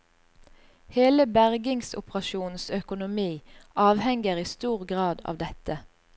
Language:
Norwegian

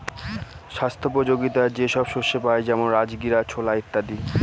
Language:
Bangla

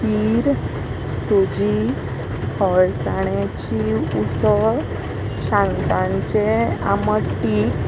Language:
Konkani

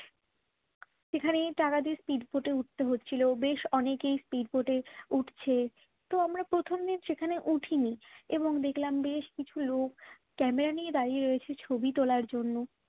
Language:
Bangla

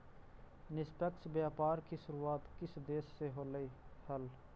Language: Magahi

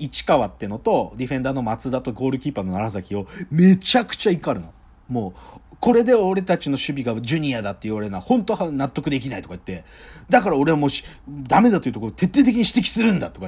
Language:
Japanese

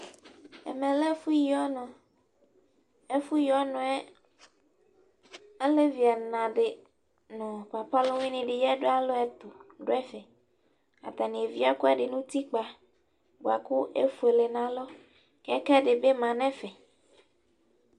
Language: Ikposo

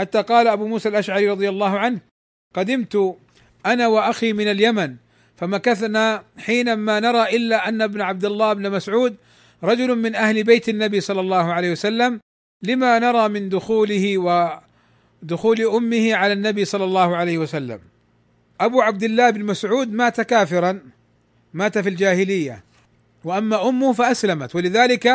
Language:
Arabic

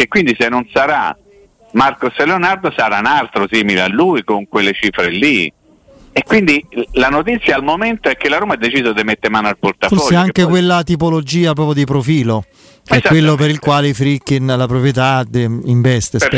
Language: Italian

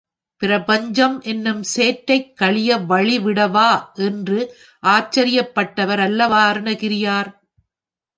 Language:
Tamil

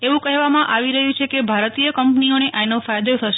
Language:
Gujarati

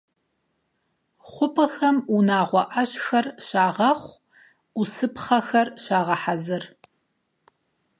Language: Kabardian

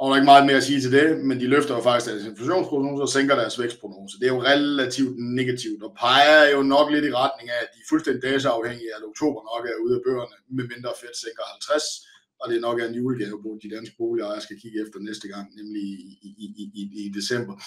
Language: Danish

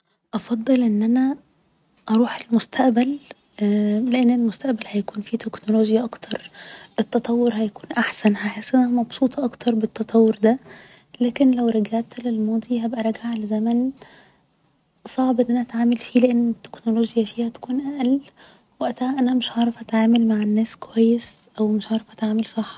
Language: Egyptian Arabic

